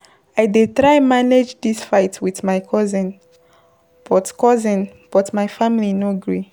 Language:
Nigerian Pidgin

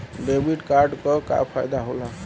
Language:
Bhojpuri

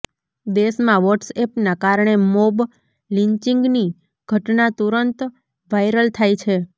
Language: Gujarati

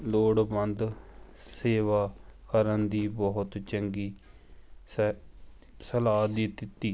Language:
Punjabi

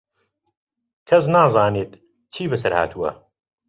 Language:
Central Kurdish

